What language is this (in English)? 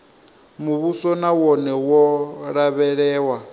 Venda